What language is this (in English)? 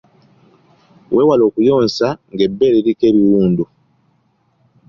Ganda